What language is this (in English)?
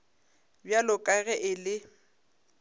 Northern Sotho